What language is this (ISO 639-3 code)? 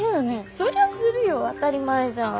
jpn